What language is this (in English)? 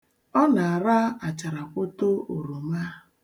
Igbo